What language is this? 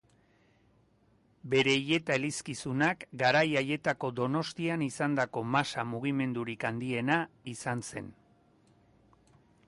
Basque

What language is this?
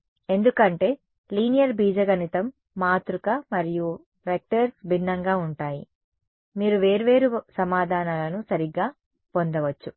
Telugu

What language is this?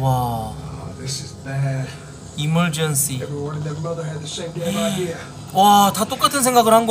Korean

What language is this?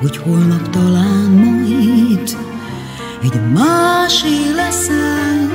Hungarian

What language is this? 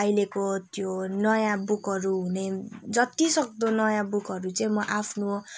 Nepali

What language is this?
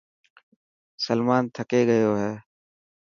Dhatki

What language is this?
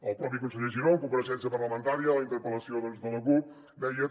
Catalan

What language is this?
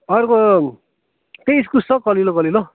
Nepali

